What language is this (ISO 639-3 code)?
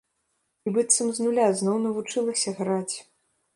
bel